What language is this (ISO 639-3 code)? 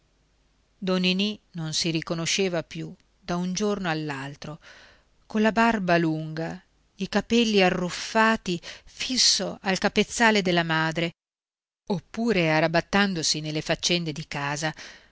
ita